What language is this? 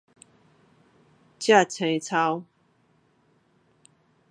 Min Nan Chinese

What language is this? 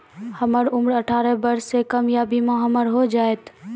Maithili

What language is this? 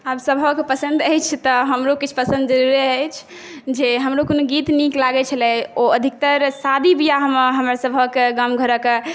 Maithili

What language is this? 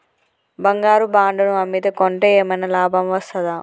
Telugu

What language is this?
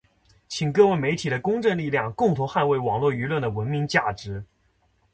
Chinese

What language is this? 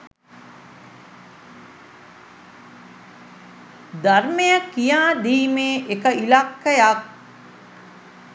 Sinhala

